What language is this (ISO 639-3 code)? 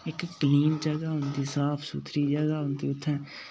doi